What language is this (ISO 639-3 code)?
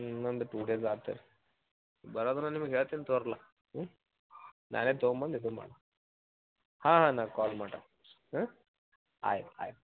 kan